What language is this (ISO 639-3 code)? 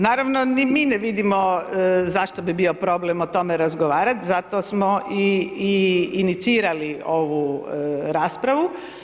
hrv